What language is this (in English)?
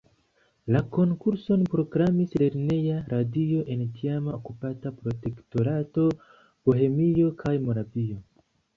Esperanto